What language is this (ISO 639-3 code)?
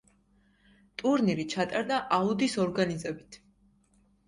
kat